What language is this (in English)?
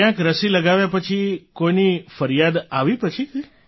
Gujarati